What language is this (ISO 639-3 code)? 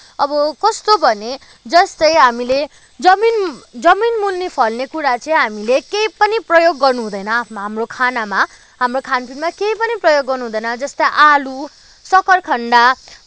nep